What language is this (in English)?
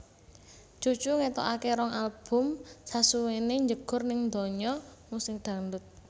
Javanese